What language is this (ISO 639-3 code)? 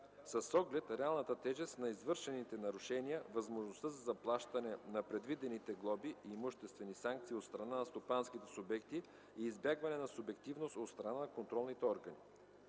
bul